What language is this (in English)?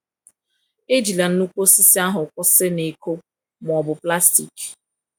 Igbo